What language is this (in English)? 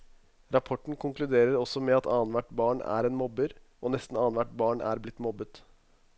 Norwegian